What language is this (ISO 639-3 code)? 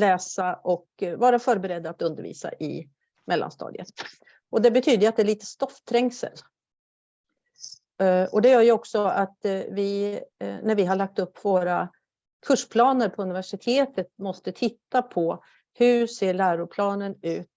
swe